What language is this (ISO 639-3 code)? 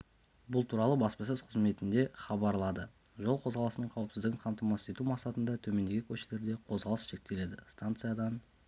kaz